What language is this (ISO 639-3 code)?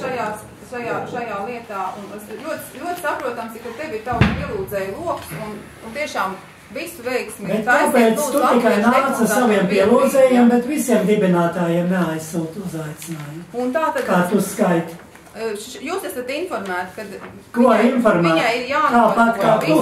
lav